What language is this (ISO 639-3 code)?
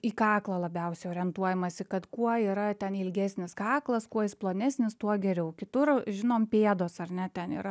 lit